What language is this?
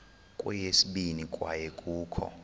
Xhosa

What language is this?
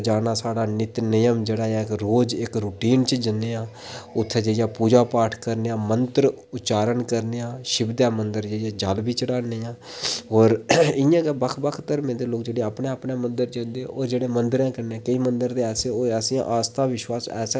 Dogri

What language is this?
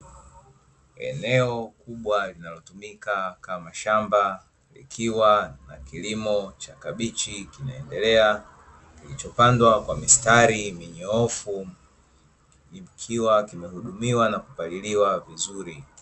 Swahili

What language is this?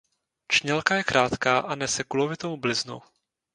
Czech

